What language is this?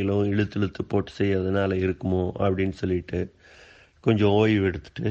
Tamil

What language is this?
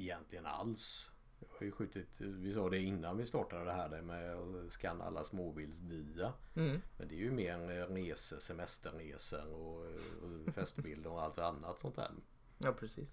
Swedish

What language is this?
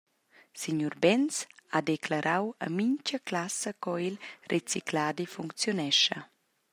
Romansh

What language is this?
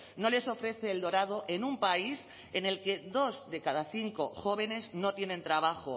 Spanish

